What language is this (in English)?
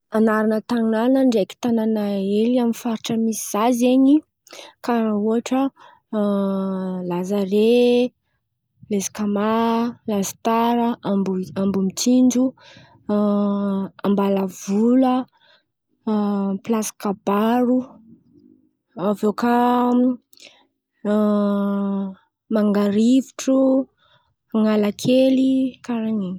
Antankarana Malagasy